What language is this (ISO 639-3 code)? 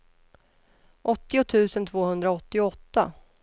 swe